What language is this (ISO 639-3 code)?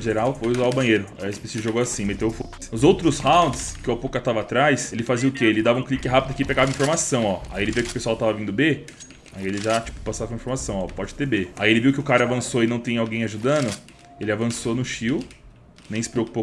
por